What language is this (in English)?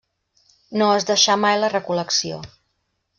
Catalan